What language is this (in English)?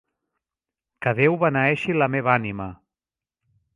Catalan